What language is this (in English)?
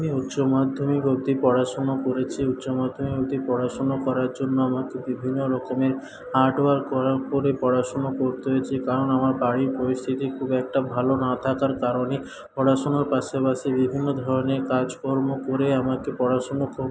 Bangla